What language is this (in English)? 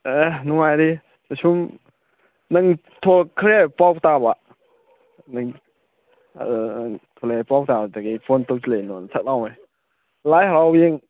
Manipuri